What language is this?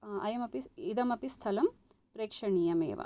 Sanskrit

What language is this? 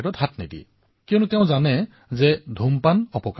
Assamese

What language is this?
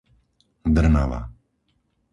Slovak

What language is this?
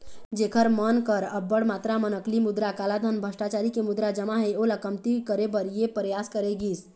Chhattisgarhi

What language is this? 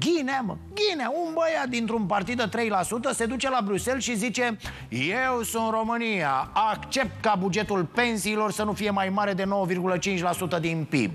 Romanian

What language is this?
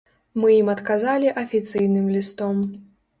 Belarusian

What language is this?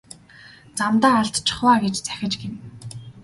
Mongolian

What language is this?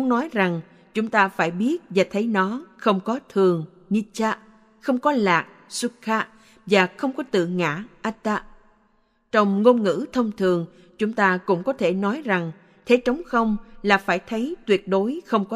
Vietnamese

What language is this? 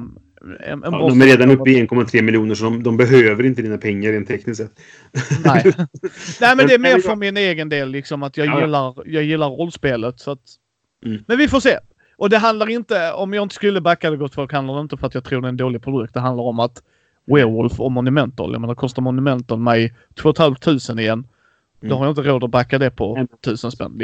Swedish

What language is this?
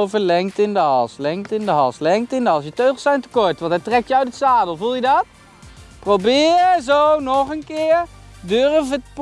Dutch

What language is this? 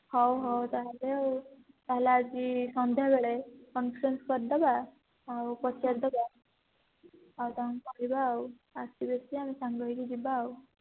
Odia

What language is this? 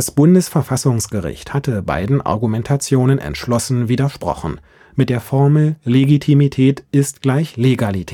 German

